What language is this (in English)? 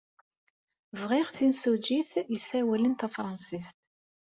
Kabyle